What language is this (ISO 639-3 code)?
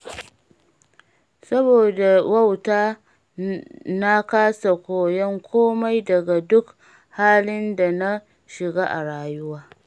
hau